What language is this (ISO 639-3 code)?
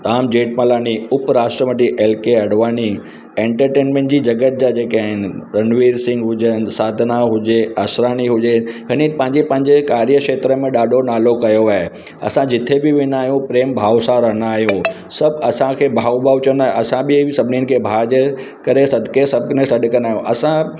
snd